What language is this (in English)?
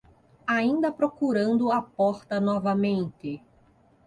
Portuguese